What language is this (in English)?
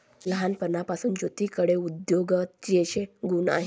Marathi